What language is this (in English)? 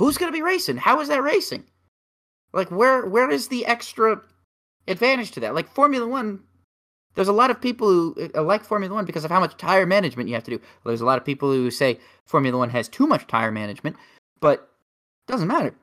English